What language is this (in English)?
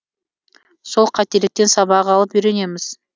Kazakh